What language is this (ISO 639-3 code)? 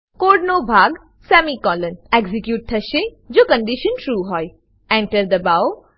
guj